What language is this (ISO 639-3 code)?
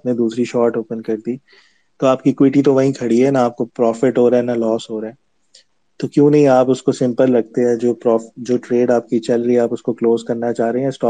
urd